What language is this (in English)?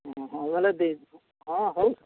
Odia